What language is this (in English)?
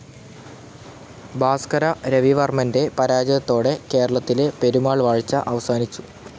Malayalam